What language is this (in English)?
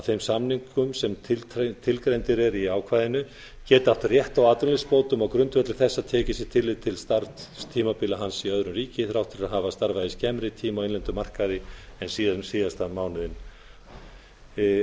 Icelandic